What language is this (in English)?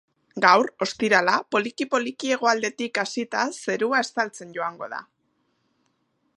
Basque